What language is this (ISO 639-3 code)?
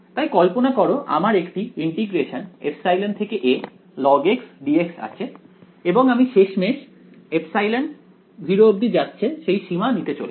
ben